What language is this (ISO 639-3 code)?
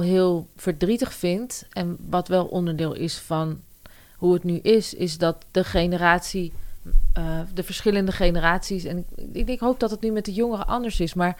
nld